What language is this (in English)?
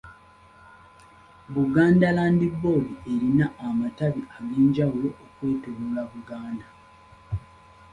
Ganda